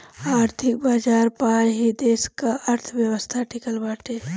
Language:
Bhojpuri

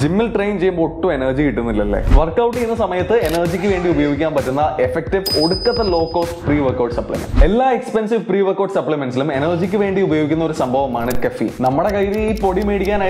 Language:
Hindi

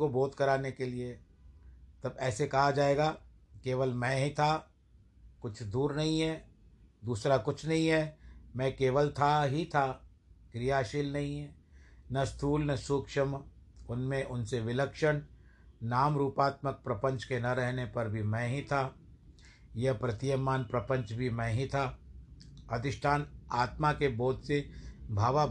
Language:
Hindi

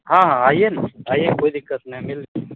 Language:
Hindi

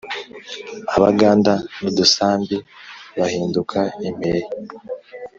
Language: Kinyarwanda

